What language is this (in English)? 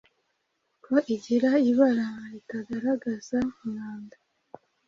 Kinyarwanda